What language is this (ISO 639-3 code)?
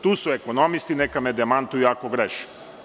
srp